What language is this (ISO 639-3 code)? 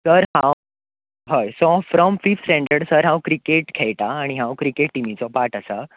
kok